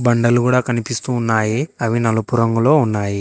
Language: Telugu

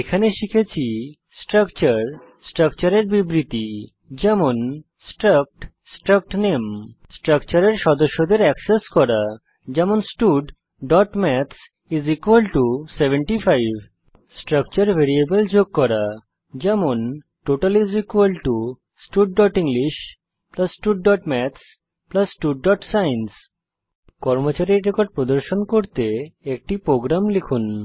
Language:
Bangla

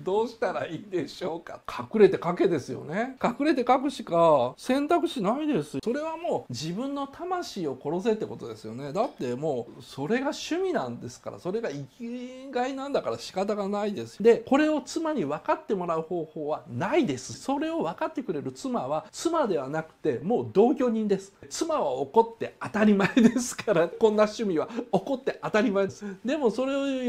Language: Japanese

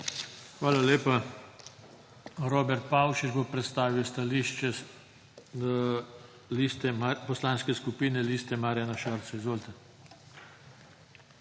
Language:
Slovenian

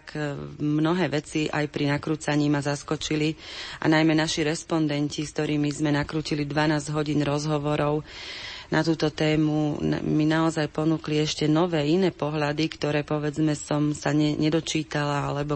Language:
Slovak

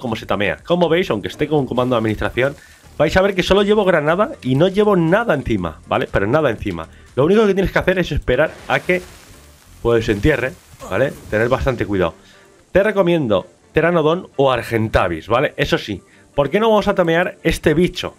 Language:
Spanish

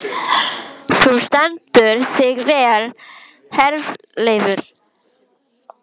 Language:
Icelandic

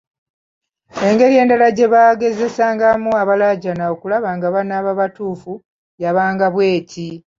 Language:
Ganda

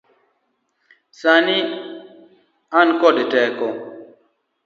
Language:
Luo (Kenya and Tanzania)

